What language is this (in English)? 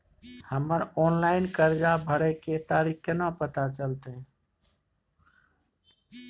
Maithili